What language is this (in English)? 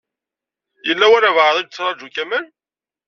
Kabyle